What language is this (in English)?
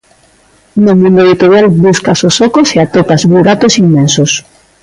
Galician